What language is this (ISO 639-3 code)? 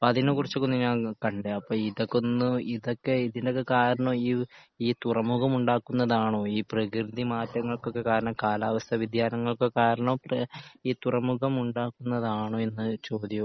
mal